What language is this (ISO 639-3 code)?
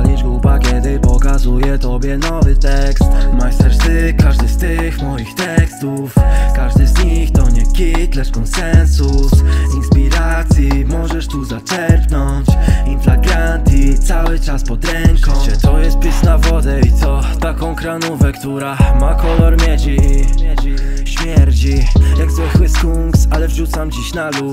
pol